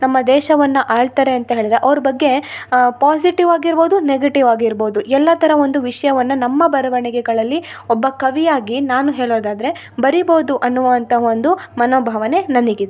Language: Kannada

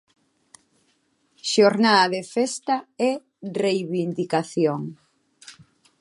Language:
Galician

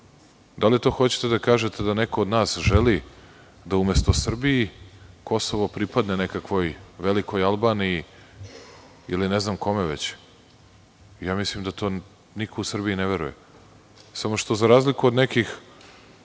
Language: Serbian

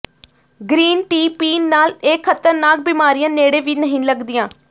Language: Punjabi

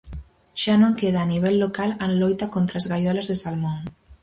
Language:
Galician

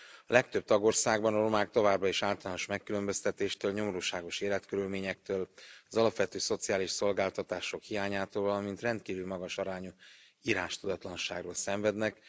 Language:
Hungarian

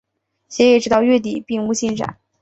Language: Chinese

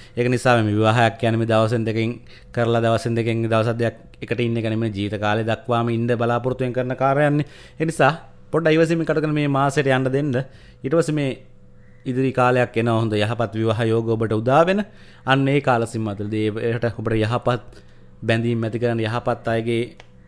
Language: Indonesian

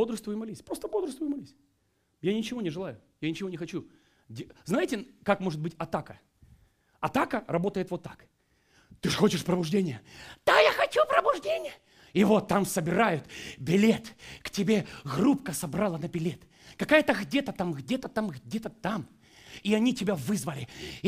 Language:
Russian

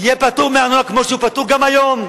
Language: Hebrew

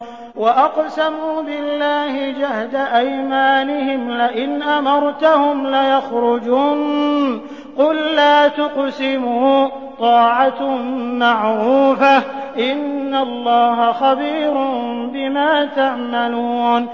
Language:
Arabic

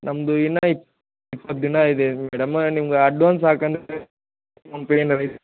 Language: Kannada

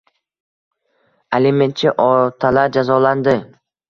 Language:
Uzbek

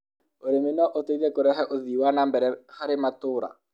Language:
Kikuyu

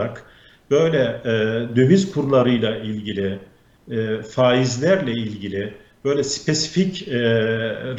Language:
Turkish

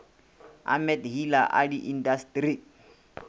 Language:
Northern Sotho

